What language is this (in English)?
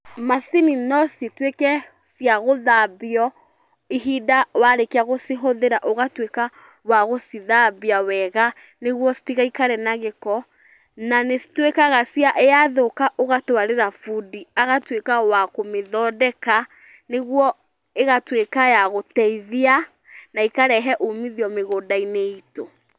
Kikuyu